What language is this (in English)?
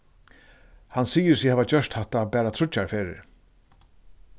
Faroese